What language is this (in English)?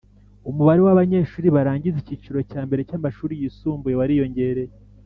Kinyarwanda